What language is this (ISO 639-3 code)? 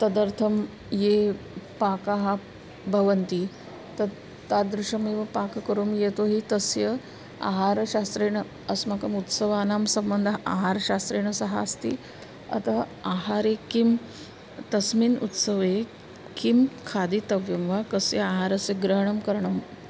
san